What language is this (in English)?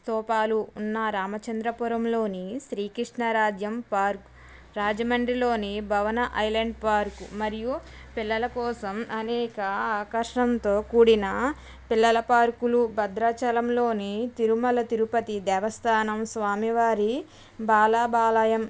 Telugu